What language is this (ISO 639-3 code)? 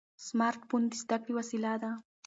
pus